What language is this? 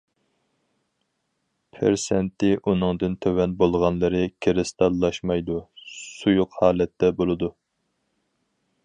Uyghur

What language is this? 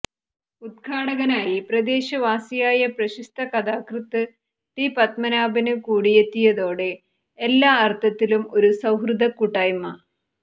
Malayalam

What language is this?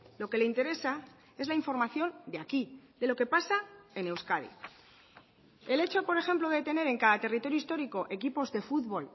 Spanish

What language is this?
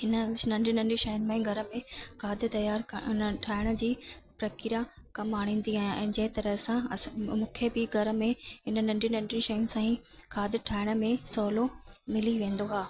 Sindhi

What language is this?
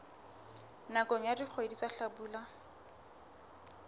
Southern Sotho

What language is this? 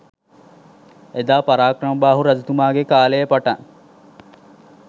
Sinhala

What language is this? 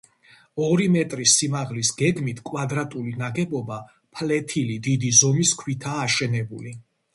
Georgian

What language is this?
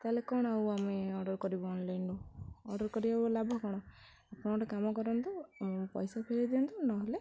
Odia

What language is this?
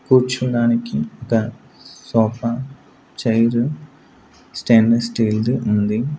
Telugu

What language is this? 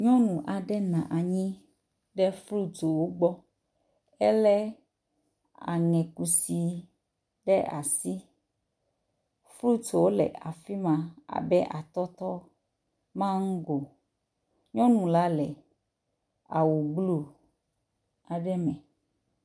Ewe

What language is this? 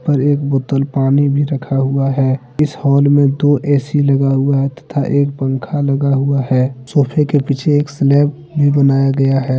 Hindi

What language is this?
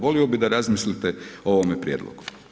Croatian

